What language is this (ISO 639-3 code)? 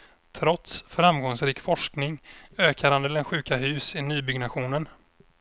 swe